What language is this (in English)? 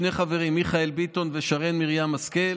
Hebrew